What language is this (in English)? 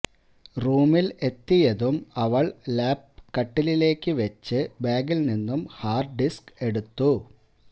Malayalam